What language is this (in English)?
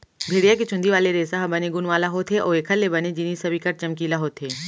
Chhattisgarhi